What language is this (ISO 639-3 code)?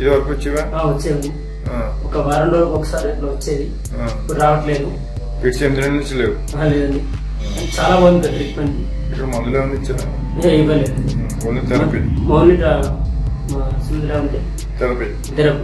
tur